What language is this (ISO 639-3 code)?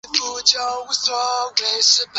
zho